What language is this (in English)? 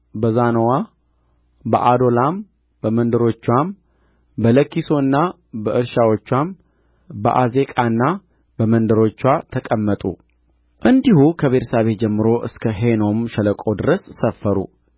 Amharic